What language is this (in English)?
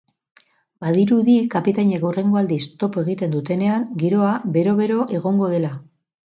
Basque